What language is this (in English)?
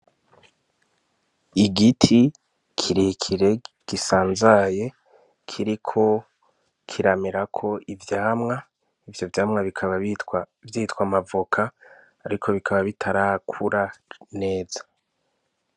Rundi